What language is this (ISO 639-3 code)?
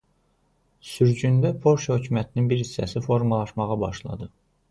aze